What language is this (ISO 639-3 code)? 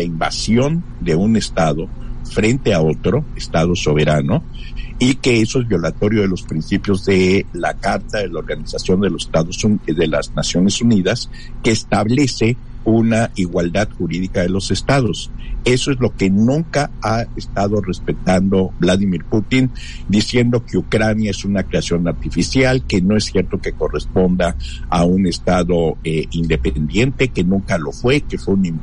spa